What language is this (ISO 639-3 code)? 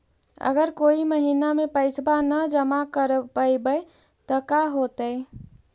mag